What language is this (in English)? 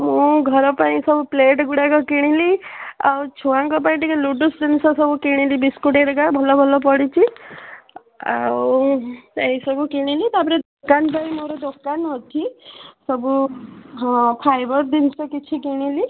Odia